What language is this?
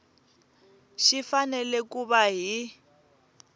Tsonga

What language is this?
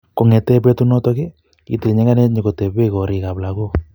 Kalenjin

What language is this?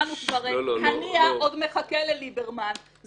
Hebrew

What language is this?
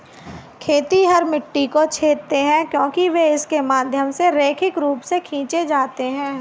Hindi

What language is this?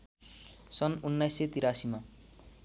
Nepali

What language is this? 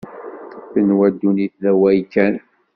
Kabyle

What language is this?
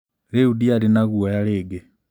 Kikuyu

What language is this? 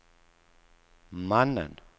Swedish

